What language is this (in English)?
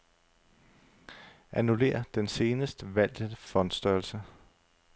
Danish